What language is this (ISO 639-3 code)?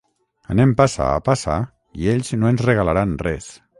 cat